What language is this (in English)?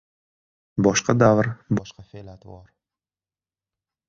Uzbek